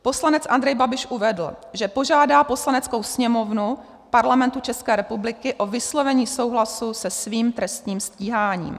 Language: Czech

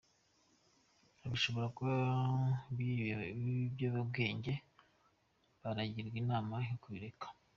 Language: Kinyarwanda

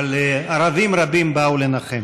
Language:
Hebrew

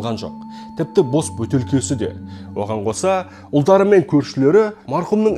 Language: Russian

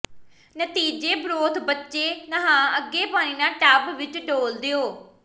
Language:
Punjabi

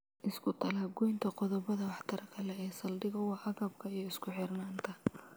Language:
Somali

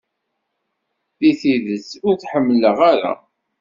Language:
Kabyle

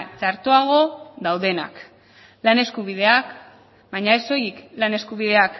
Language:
Basque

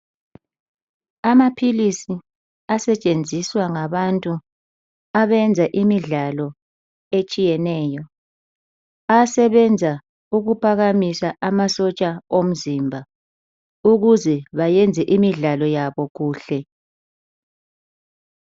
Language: North Ndebele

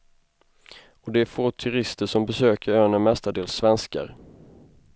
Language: Swedish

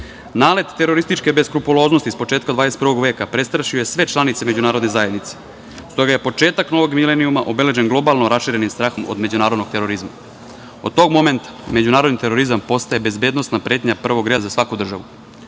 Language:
Serbian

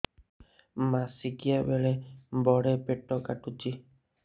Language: Odia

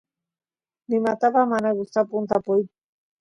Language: Santiago del Estero Quichua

